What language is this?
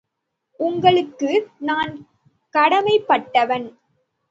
Tamil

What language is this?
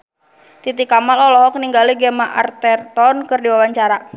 Sundanese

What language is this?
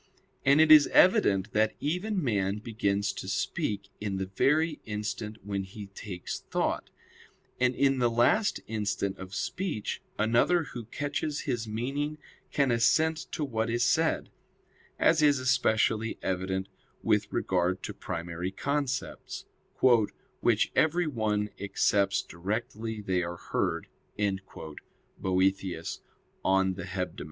English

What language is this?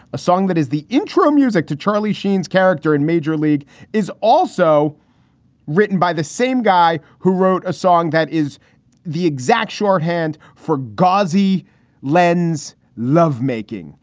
English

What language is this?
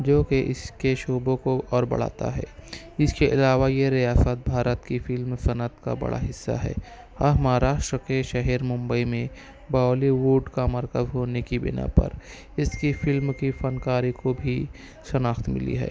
Urdu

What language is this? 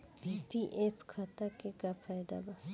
Bhojpuri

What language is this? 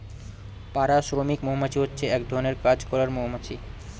Bangla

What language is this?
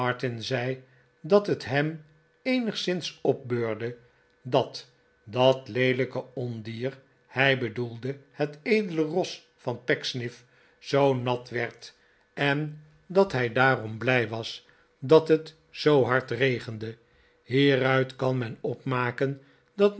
Dutch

